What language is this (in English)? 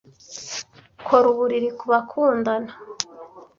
Kinyarwanda